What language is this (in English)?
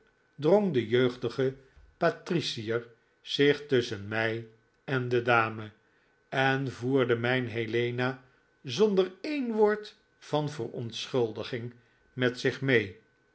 Dutch